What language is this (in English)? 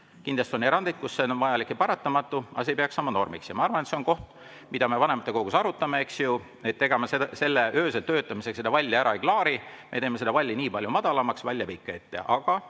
Estonian